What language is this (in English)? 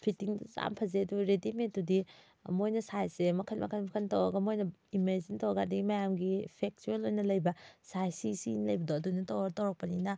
Manipuri